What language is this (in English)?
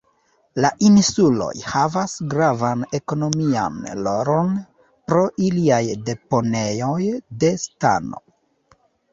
Esperanto